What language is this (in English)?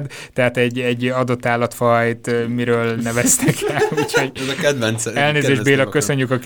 Hungarian